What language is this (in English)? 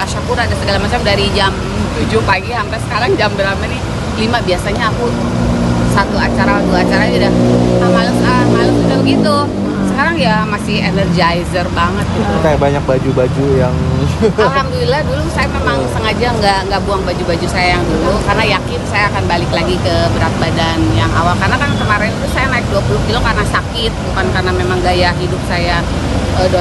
Indonesian